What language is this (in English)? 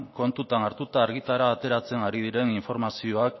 Basque